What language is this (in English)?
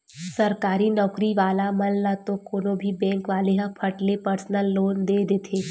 Chhattisgarhi